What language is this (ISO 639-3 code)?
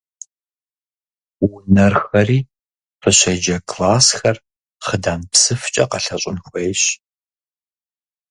kbd